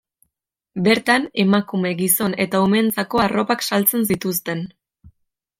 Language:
Basque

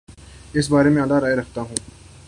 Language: Urdu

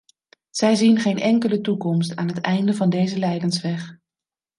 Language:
Dutch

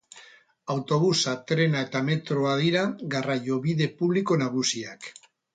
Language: Basque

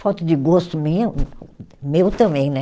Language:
Portuguese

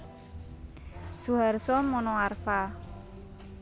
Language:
Javanese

